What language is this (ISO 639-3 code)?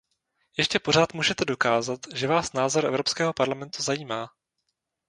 ces